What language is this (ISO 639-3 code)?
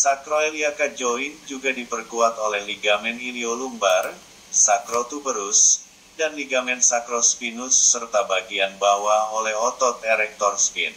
ind